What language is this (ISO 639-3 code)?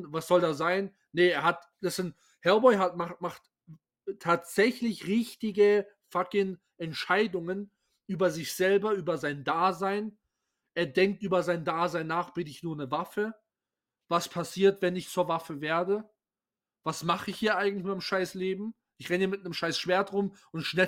deu